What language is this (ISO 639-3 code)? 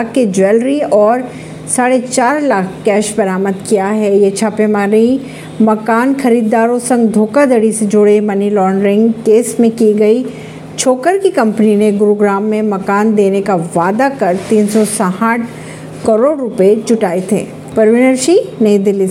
hin